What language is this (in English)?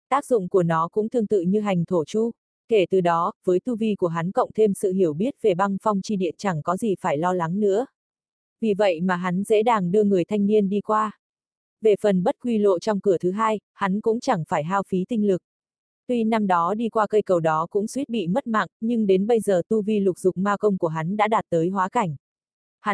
Vietnamese